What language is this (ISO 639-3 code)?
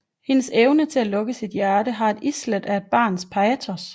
dan